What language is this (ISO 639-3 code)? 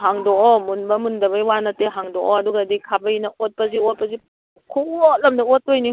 mni